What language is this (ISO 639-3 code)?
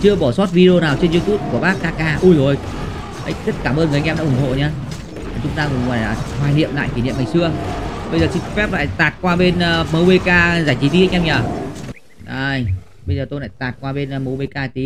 vie